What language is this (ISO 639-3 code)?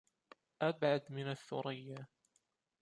ara